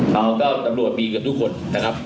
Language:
Thai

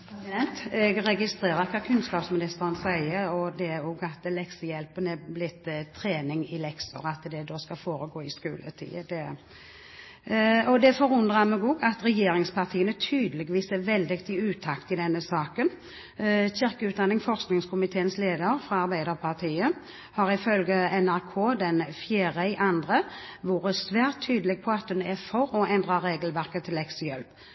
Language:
Norwegian Bokmål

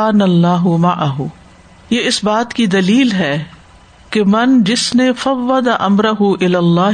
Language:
Urdu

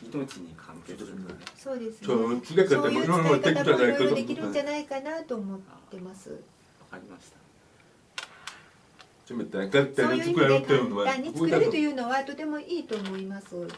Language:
Japanese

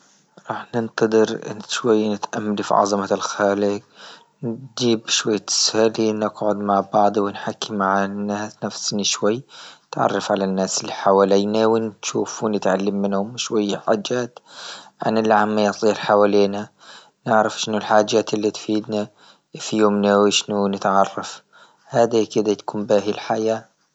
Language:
Libyan Arabic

